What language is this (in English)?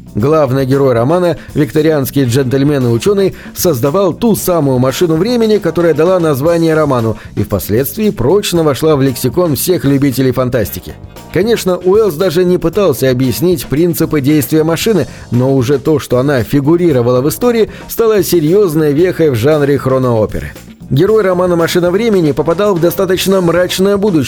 Russian